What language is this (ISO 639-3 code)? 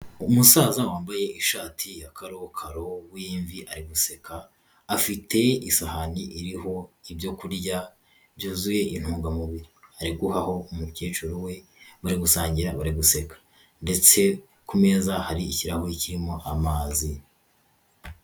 kin